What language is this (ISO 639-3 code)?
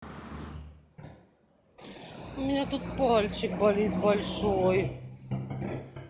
rus